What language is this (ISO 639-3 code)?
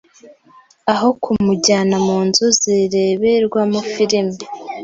kin